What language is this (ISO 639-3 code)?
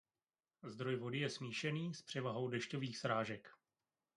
ces